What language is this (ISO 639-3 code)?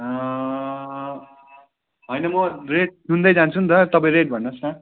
nep